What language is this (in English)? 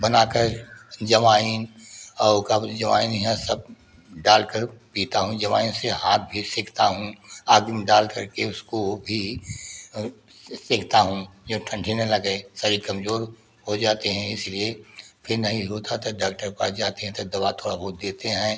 Hindi